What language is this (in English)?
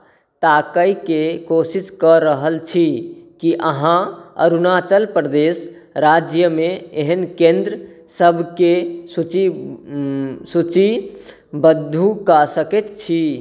Maithili